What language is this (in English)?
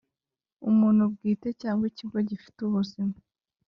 Kinyarwanda